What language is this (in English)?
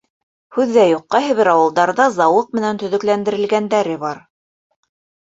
Bashkir